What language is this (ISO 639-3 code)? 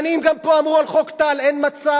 heb